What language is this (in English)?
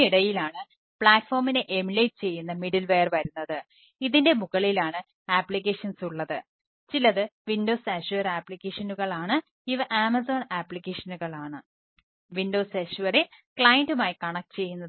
Malayalam